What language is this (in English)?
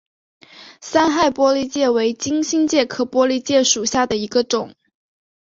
Chinese